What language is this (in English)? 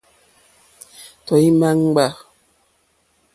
Mokpwe